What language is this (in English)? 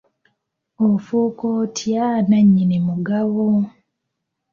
Ganda